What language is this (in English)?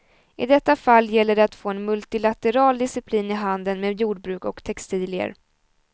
Swedish